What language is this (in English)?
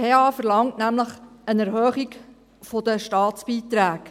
Swiss German